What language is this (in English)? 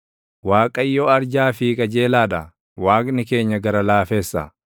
Oromo